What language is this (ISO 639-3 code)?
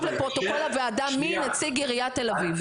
heb